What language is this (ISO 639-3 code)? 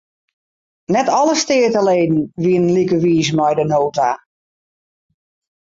fry